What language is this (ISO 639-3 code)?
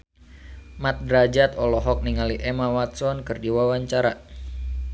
sun